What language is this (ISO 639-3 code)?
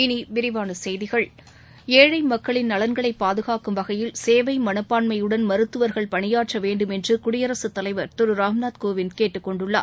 tam